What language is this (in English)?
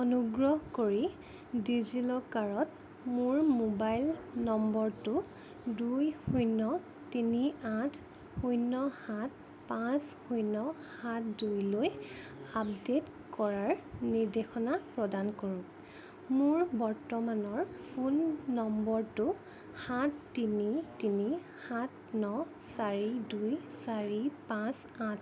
Assamese